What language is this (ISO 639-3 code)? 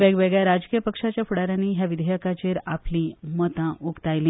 kok